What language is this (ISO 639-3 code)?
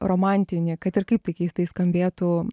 lit